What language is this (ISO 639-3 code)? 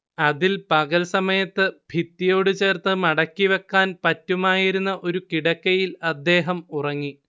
mal